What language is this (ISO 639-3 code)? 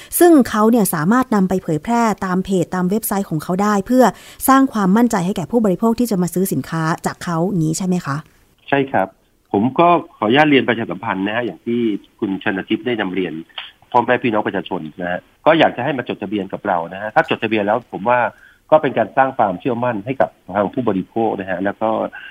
tha